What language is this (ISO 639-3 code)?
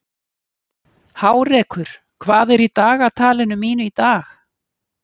isl